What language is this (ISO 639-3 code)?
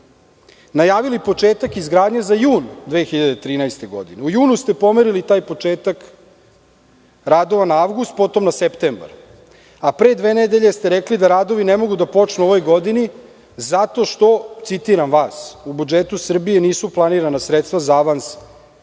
srp